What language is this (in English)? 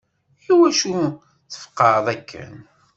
Kabyle